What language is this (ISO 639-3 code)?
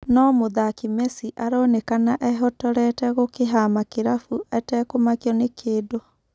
kik